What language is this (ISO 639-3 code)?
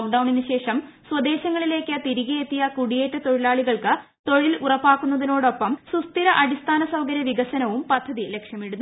mal